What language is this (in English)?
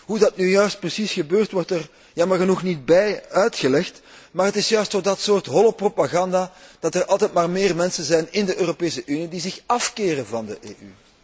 Dutch